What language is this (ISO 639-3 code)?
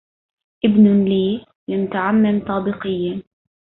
ara